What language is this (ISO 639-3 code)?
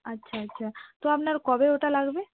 ben